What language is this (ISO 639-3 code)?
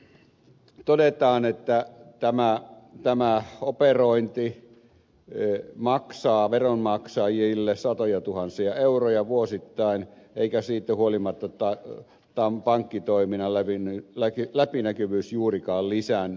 fin